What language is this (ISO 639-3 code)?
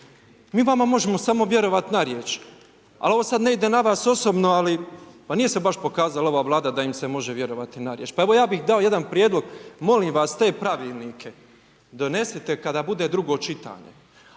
hrv